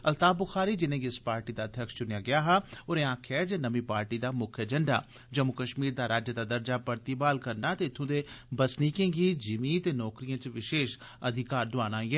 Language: Dogri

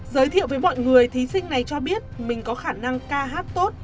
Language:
Vietnamese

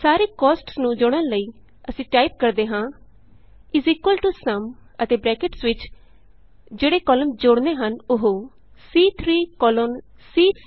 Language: Punjabi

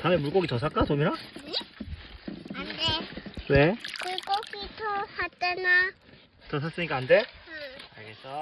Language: Korean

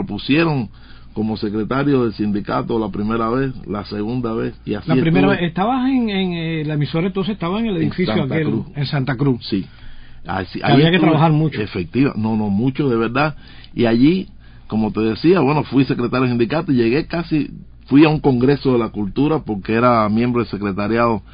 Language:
Spanish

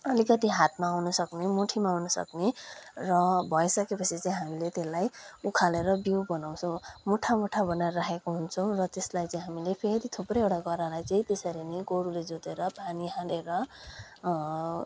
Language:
Nepali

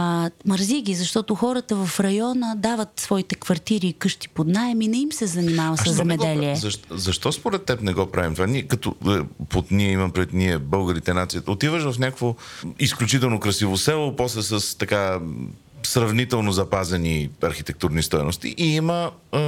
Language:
Bulgarian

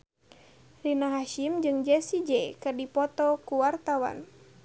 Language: Sundanese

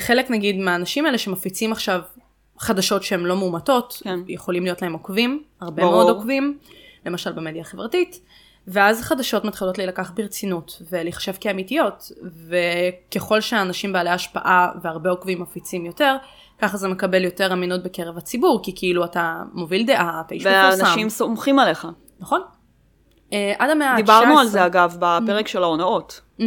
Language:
Hebrew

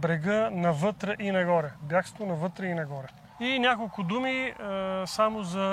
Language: Bulgarian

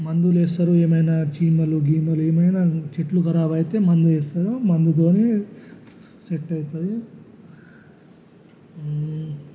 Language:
Telugu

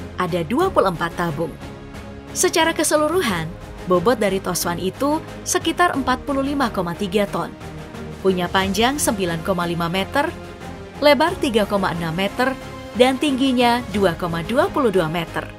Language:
Indonesian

